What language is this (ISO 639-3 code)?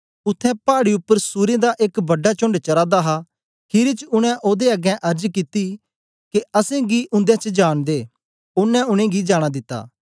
doi